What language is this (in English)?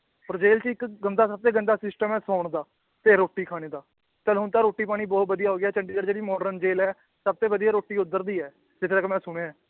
Punjabi